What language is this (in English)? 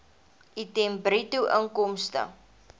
Afrikaans